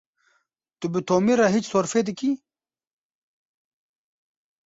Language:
Kurdish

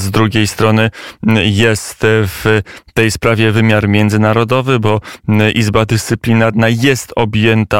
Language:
Polish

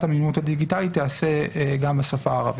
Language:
Hebrew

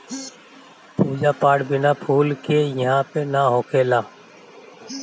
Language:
Bhojpuri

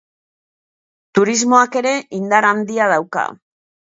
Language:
Basque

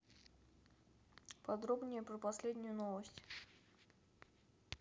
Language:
Russian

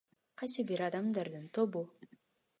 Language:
Kyrgyz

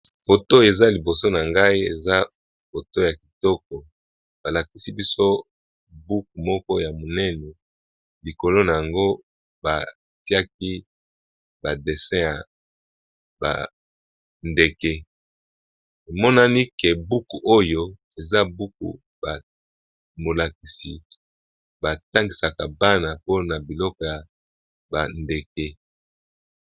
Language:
Lingala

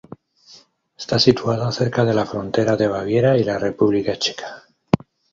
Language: Spanish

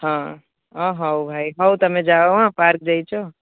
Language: Odia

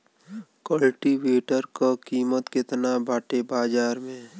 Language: Bhojpuri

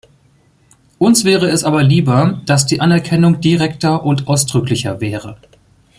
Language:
German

